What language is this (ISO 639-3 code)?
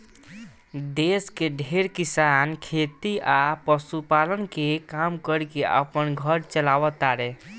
bho